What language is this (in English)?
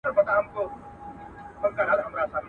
Pashto